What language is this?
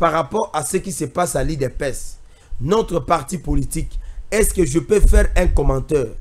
French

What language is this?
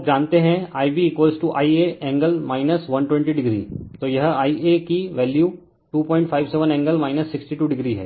Hindi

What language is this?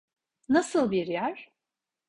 Turkish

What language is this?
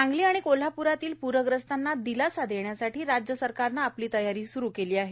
Marathi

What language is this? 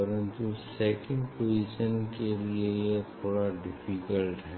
Hindi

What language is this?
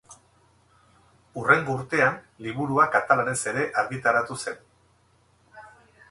Basque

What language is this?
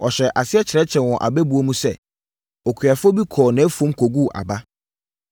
Akan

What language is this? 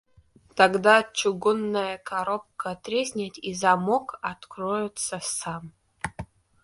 Russian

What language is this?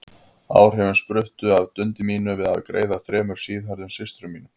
Icelandic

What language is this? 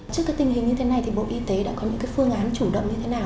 Vietnamese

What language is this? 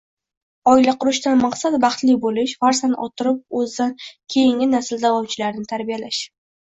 Uzbek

